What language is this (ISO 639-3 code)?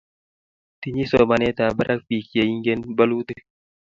kln